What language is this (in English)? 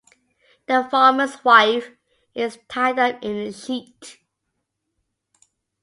English